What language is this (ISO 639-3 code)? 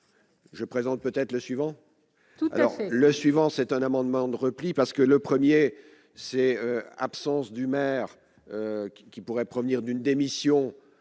fra